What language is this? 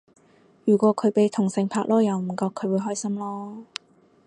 Cantonese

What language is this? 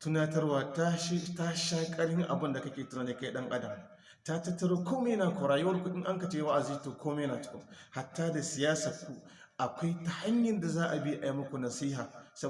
Hausa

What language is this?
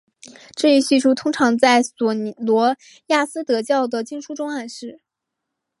Chinese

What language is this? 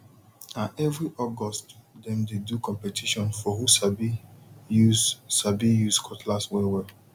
Nigerian Pidgin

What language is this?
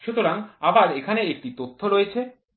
Bangla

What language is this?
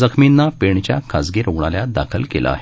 Marathi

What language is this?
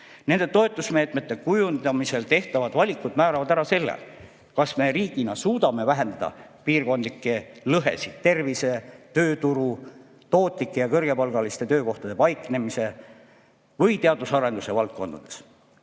Estonian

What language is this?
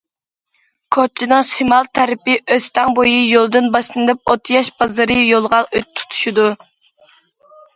Uyghur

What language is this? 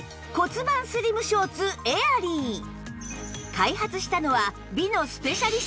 Japanese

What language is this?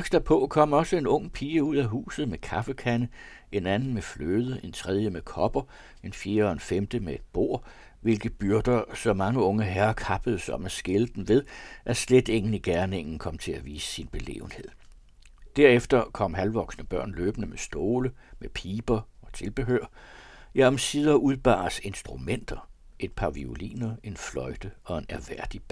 Danish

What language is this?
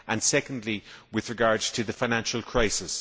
English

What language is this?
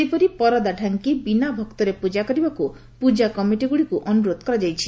Odia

